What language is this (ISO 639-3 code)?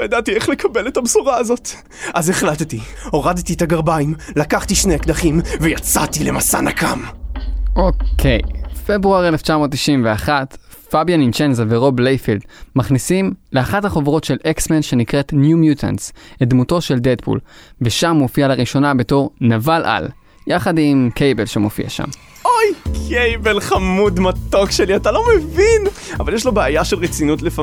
heb